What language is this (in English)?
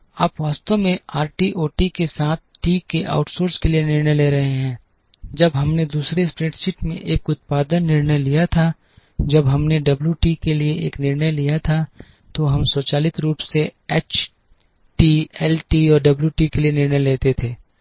Hindi